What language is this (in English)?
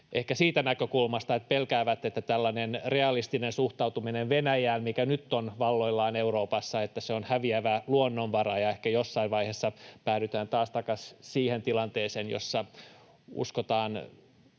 Finnish